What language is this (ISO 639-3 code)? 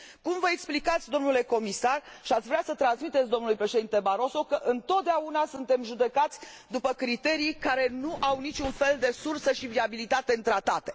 ron